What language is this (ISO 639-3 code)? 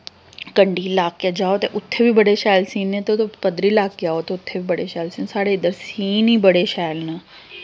doi